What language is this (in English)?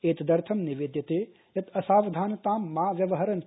Sanskrit